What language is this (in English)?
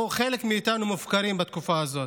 Hebrew